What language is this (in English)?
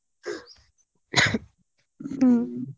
Kannada